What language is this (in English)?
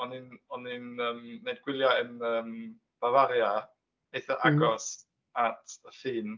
Welsh